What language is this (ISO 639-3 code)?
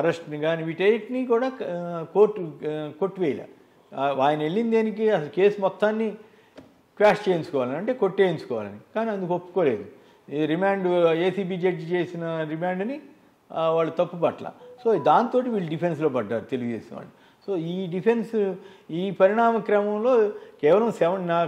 tel